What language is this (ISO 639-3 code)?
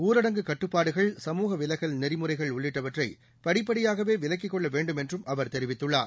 tam